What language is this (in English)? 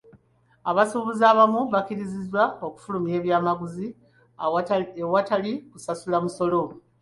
Ganda